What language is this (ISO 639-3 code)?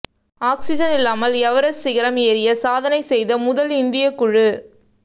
tam